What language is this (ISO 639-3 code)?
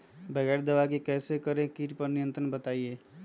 mag